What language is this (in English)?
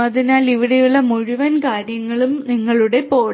Malayalam